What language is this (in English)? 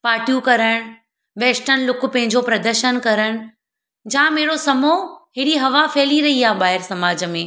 Sindhi